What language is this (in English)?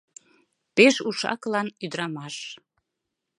Mari